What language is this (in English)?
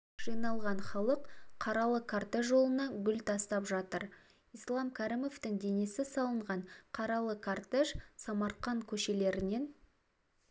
Kazakh